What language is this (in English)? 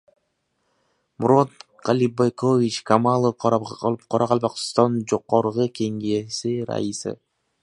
Uzbek